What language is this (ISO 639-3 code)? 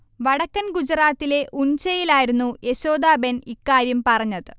mal